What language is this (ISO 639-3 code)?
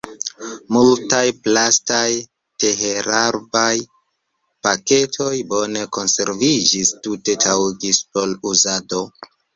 epo